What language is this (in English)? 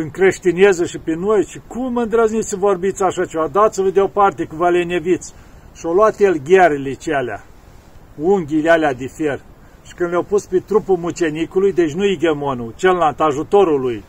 Romanian